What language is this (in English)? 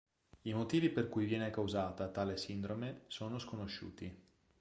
Italian